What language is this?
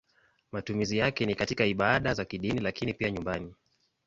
Swahili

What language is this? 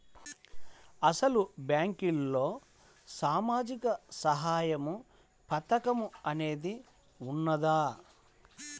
Telugu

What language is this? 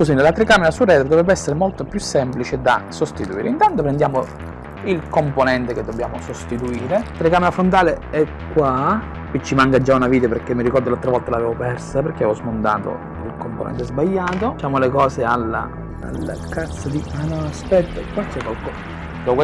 Italian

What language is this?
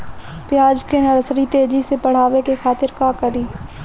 Bhojpuri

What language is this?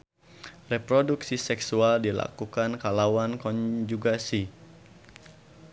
Sundanese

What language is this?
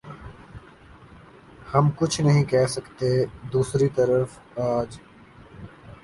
Urdu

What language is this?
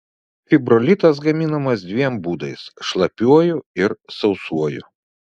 Lithuanian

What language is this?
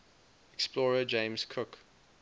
English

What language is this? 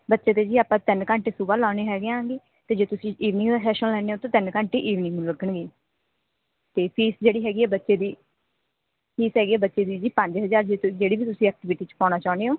Punjabi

